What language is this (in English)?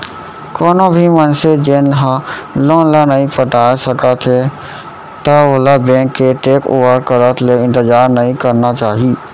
Chhattisgarhi